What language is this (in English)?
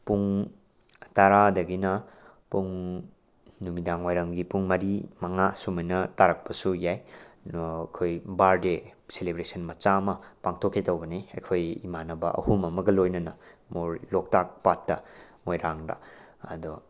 Manipuri